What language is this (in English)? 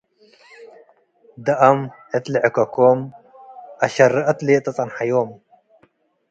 Tigre